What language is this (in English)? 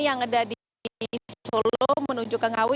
Indonesian